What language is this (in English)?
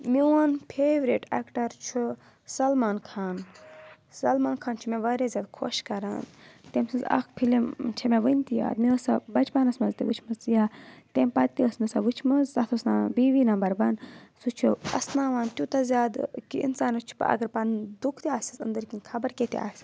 Kashmiri